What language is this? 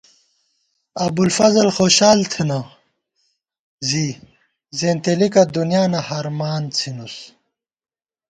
Gawar-Bati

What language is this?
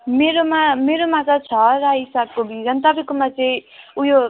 Nepali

